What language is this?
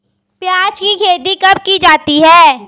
Hindi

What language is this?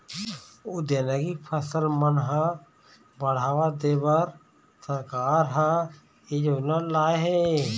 Chhattisgarhi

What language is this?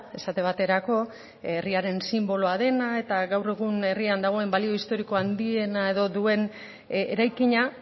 Basque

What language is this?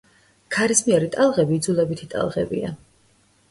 Georgian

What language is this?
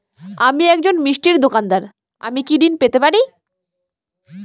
Bangla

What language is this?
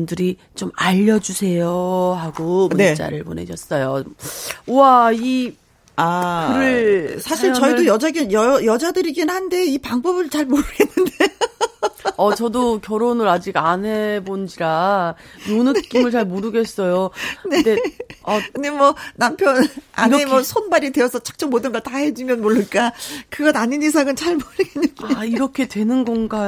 Korean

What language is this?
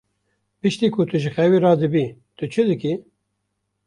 Kurdish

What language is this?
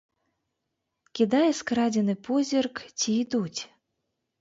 Belarusian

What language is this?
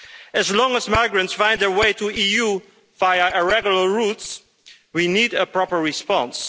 English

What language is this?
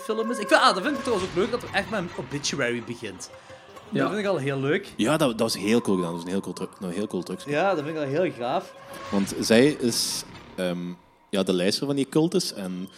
Dutch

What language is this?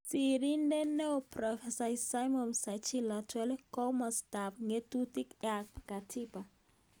Kalenjin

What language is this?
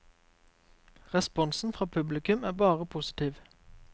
Norwegian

